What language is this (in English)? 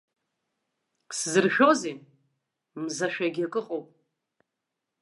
Abkhazian